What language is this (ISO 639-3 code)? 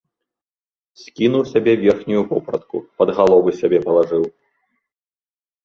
bel